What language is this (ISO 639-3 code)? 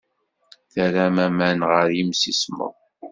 kab